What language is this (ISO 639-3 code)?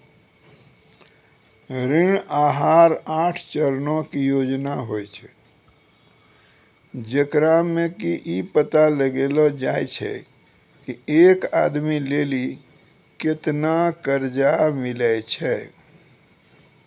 mai